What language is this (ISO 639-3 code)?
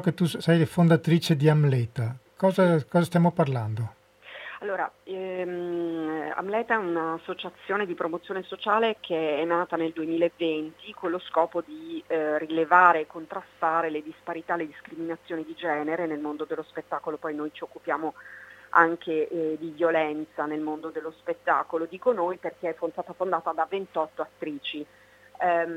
ita